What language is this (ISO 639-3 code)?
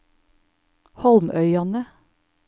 nor